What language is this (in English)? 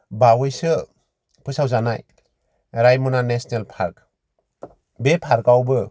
Bodo